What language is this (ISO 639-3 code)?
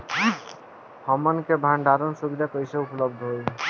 bho